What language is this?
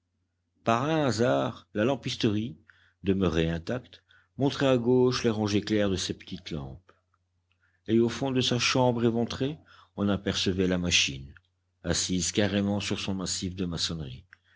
French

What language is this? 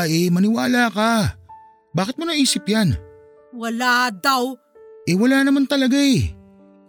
Filipino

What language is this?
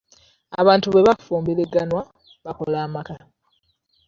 Ganda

